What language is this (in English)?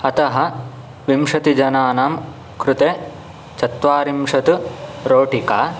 Sanskrit